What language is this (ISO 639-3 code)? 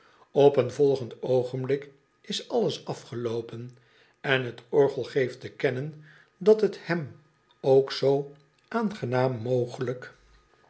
nld